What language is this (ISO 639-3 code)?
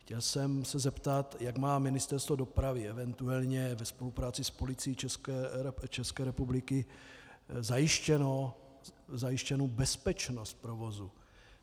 ces